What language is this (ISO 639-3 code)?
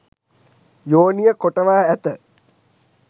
sin